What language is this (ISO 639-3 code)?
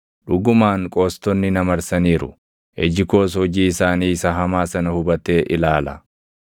orm